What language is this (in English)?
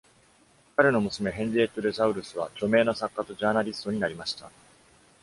Japanese